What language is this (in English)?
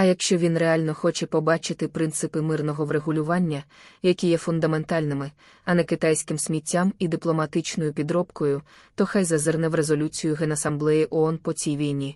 Ukrainian